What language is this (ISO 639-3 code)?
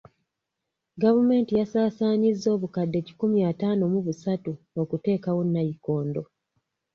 lug